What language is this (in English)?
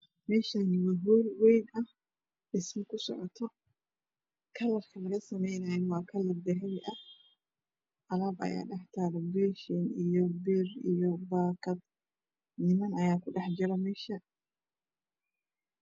Somali